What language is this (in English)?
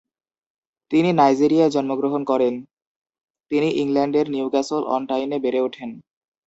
Bangla